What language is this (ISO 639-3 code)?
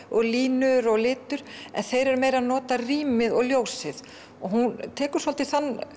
isl